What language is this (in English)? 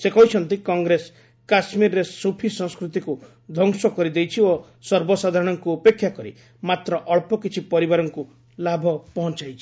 Odia